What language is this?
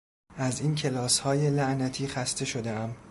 Persian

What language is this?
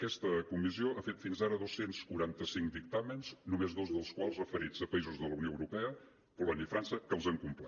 Catalan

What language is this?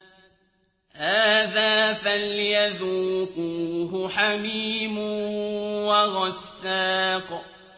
Arabic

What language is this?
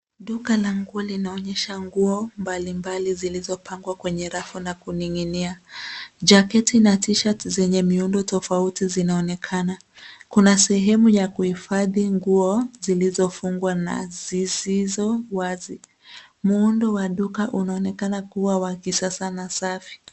Swahili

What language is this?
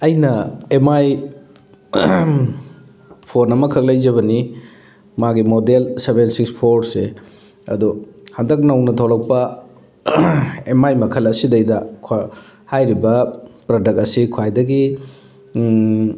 Manipuri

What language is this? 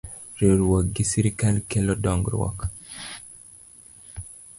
Luo (Kenya and Tanzania)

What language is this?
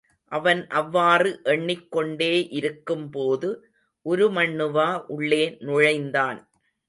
Tamil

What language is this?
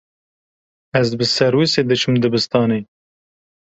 Kurdish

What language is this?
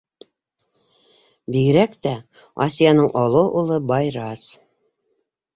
Bashkir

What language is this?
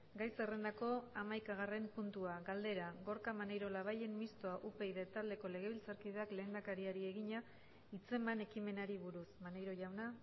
Basque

